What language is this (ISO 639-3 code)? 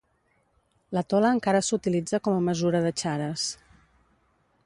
cat